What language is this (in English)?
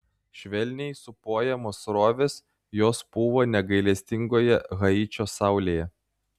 Lithuanian